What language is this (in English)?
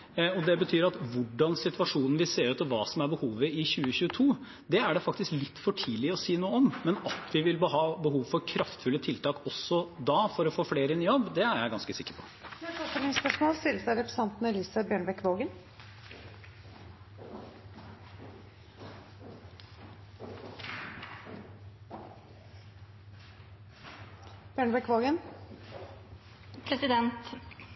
Norwegian